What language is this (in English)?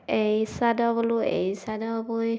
Assamese